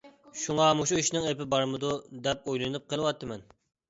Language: Uyghur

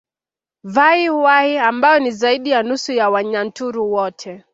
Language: Swahili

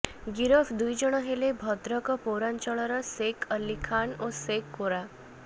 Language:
Odia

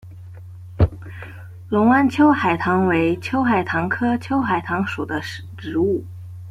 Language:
Chinese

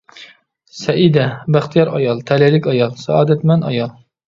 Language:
Uyghur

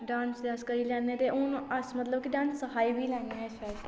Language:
Dogri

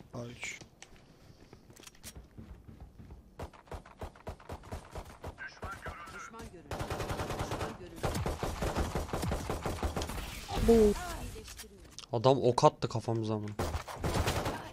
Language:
Turkish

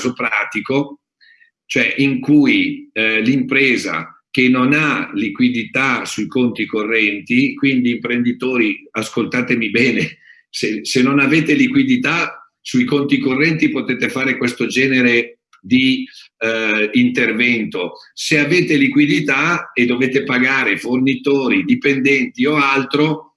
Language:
Italian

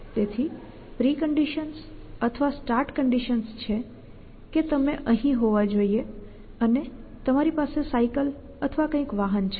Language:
Gujarati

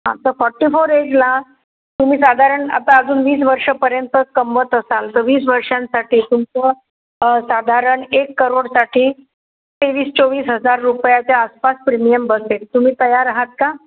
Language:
Marathi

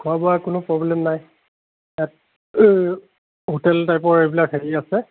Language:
Assamese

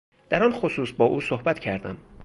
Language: Persian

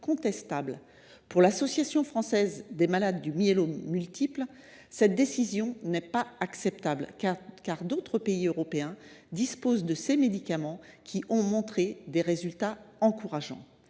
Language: French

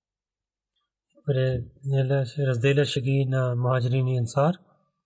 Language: Bulgarian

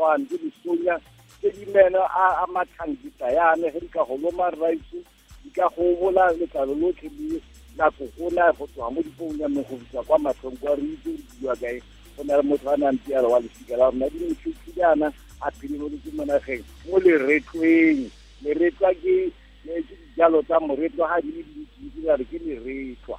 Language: Croatian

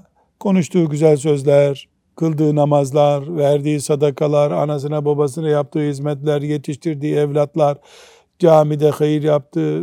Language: Turkish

